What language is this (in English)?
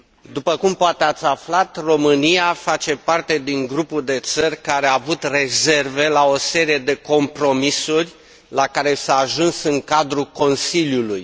Romanian